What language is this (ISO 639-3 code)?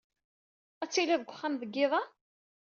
kab